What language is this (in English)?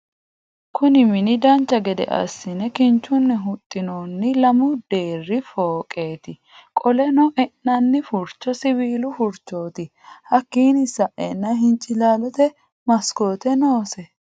Sidamo